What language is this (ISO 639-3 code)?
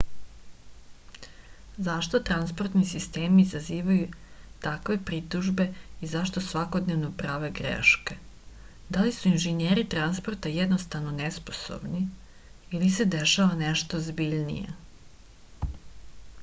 srp